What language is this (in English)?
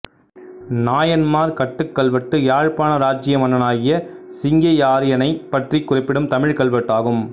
Tamil